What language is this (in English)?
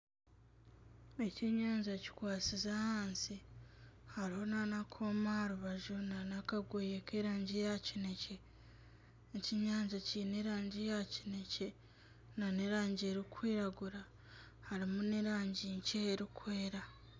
Nyankole